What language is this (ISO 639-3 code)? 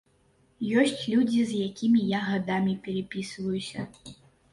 bel